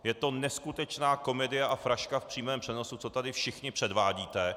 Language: Czech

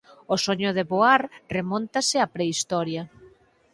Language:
Galician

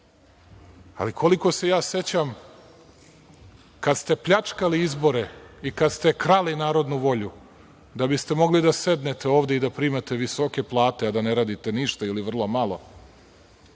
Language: Serbian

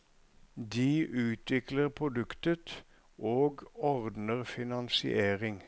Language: Norwegian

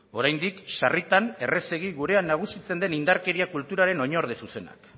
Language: Basque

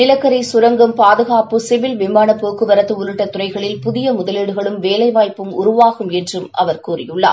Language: Tamil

